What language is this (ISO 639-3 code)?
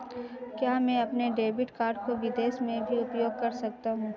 hin